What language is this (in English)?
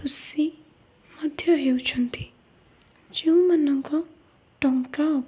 Odia